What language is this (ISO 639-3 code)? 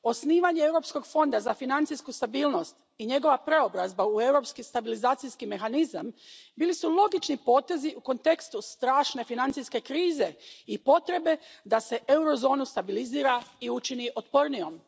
hrv